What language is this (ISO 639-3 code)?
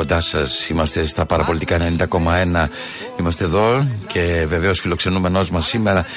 ell